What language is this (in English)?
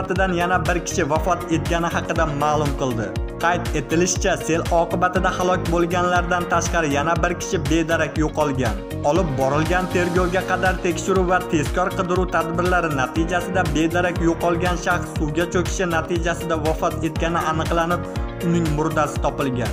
Turkish